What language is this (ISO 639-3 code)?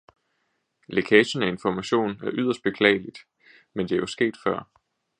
dan